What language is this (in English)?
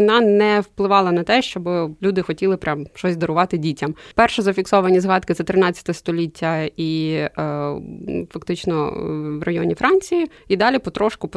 Ukrainian